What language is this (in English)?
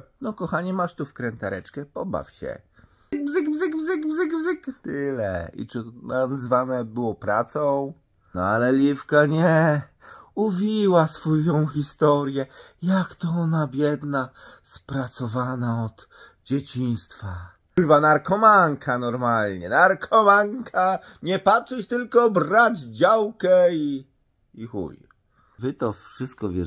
Polish